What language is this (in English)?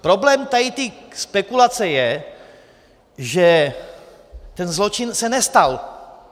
Czech